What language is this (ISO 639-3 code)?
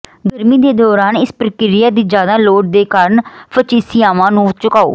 pan